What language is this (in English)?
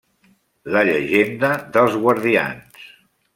Catalan